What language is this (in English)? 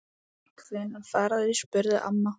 Icelandic